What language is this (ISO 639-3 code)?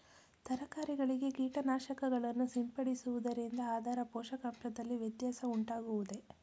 kan